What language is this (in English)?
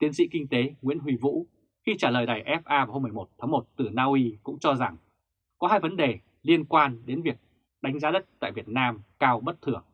Vietnamese